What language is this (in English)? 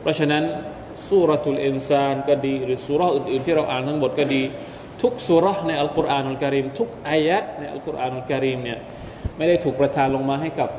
Thai